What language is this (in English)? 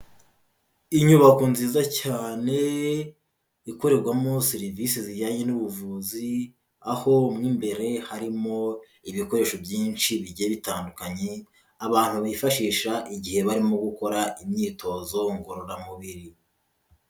Kinyarwanda